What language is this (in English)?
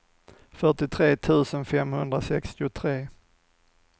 Swedish